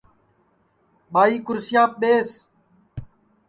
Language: Sansi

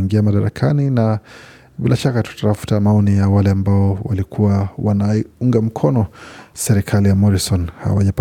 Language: Swahili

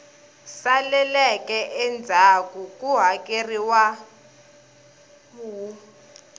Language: Tsonga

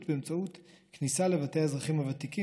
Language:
Hebrew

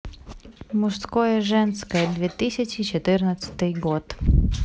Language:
Russian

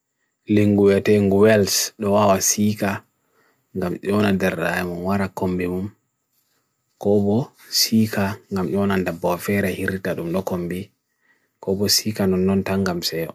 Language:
Bagirmi Fulfulde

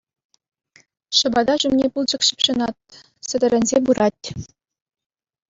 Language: Chuvash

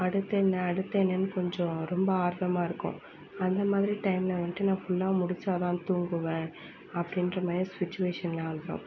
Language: Tamil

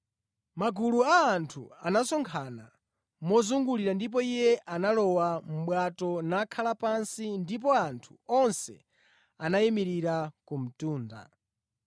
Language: Nyanja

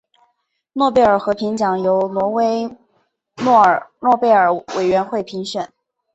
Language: Chinese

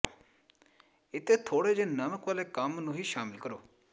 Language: Punjabi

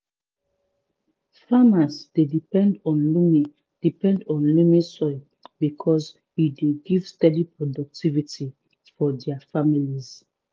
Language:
Nigerian Pidgin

